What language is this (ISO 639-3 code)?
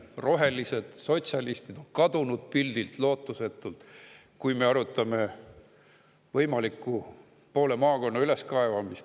est